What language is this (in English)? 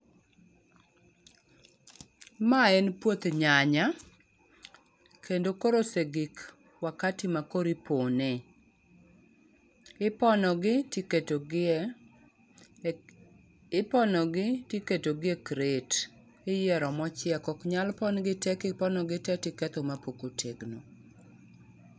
Luo (Kenya and Tanzania)